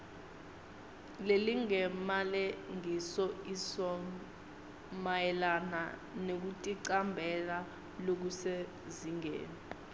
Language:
Swati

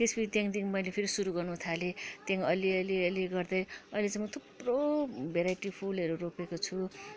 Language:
Nepali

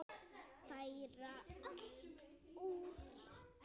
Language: Icelandic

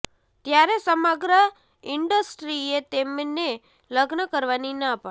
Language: Gujarati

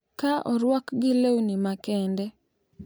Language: Luo (Kenya and Tanzania)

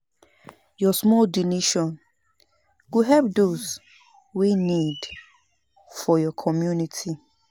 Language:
Nigerian Pidgin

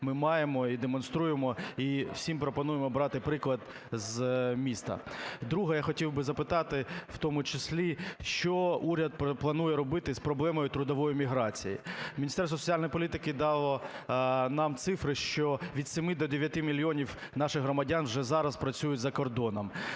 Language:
Ukrainian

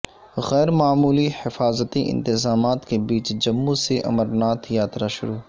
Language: Urdu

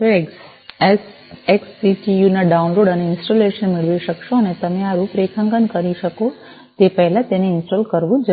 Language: Gujarati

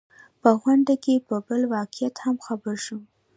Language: Pashto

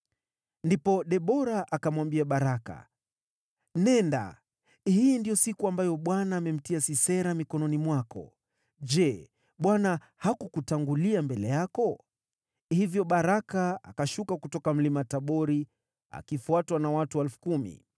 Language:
Swahili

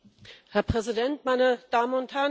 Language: German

